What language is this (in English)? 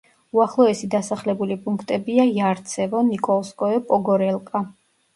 Georgian